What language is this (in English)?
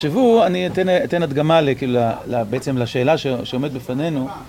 Hebrew